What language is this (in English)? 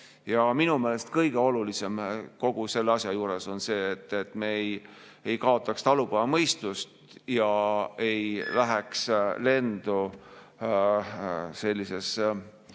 Estonian